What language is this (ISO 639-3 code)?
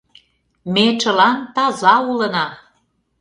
chm